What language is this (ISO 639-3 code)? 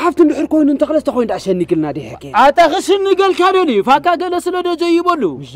ara